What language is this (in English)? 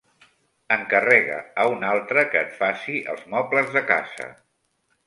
Catalan